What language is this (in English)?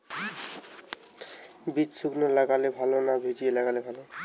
Bangla